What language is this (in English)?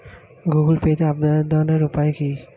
Bangla